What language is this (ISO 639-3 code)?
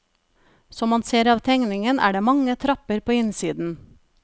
nor